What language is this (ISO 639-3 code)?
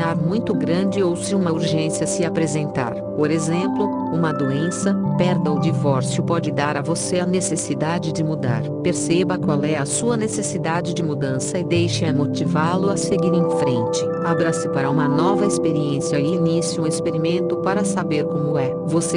por